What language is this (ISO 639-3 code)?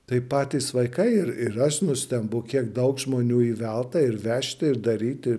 lit